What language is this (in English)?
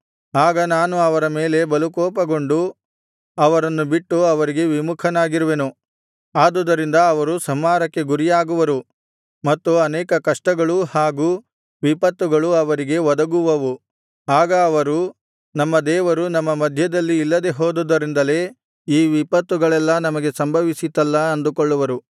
Kannada